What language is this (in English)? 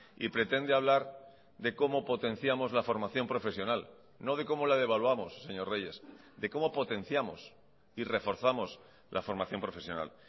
Spanish